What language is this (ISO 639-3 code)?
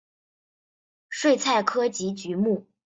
zho